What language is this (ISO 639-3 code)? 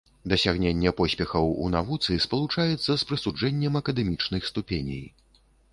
bel